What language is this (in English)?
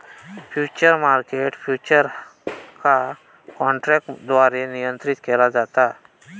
Marathi